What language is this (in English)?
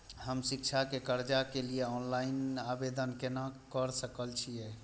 Maithili